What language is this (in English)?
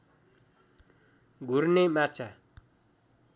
Nepali